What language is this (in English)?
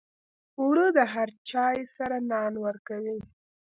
Pashto